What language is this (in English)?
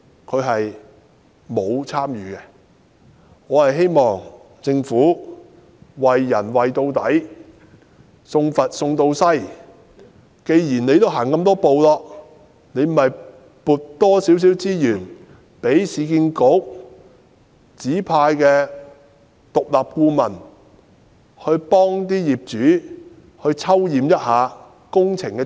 Cantonese